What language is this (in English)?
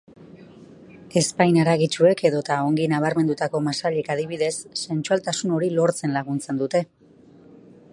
Basque